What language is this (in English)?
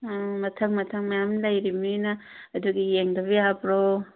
Manipuri